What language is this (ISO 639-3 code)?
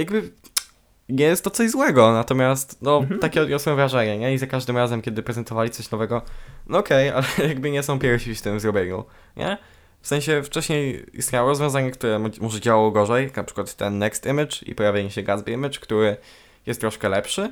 pol